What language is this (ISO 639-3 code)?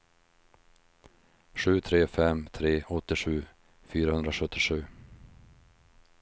swe